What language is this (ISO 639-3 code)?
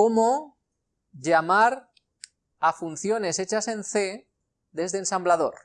spa